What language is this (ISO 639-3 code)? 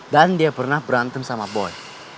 ind